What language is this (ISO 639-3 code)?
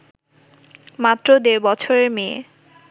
ben